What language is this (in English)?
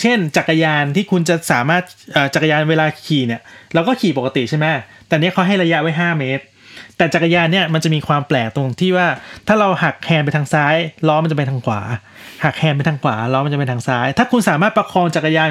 Thai